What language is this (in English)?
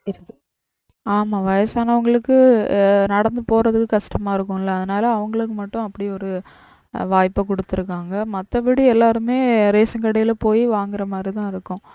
Tamil